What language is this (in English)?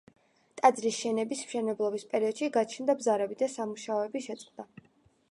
Georgian